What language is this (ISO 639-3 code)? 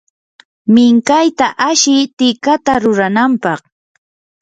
qur